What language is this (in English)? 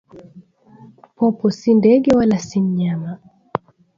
Swahili